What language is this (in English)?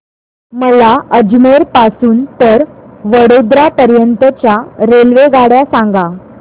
Marathi